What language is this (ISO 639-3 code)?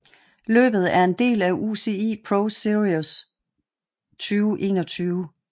dan